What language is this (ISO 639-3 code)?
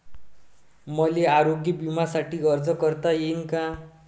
mar